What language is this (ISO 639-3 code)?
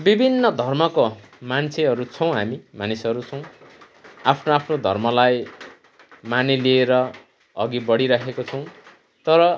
nep